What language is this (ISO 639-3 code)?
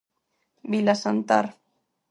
glg